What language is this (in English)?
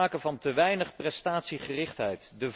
Dutch